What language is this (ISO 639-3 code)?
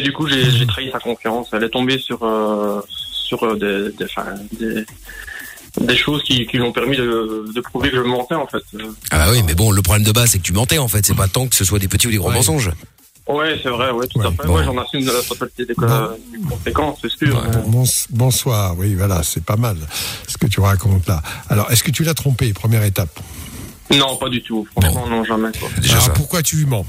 fra